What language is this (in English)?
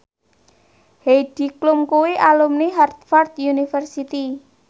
Javanese